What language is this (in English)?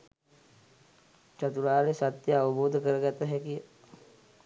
Sinhala